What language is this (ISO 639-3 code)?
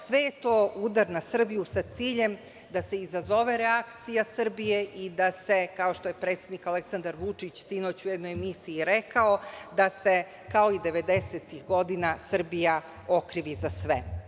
srp